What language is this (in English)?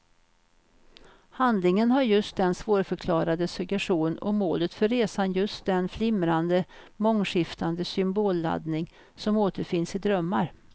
Swedish